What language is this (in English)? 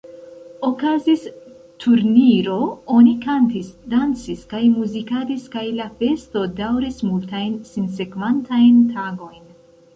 Esperanto